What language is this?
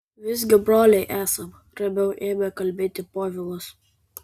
Lithuanian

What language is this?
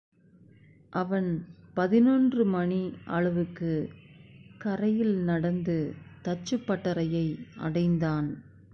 Tamil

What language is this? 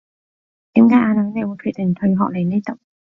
Cantonese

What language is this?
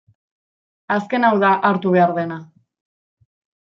Basque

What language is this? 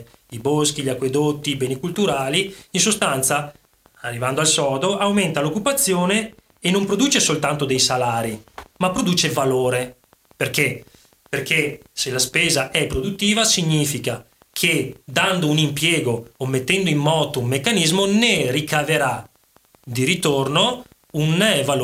Italian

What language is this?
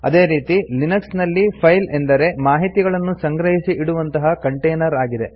Kannada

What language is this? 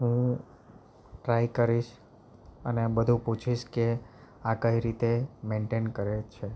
Gujarati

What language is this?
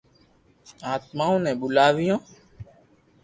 Loarki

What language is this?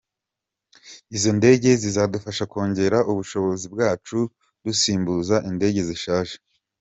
Kinyarwanda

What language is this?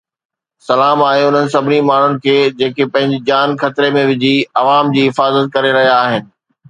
Sindhi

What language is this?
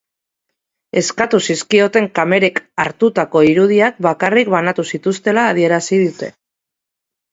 Basque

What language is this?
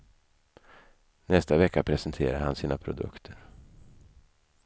Swedish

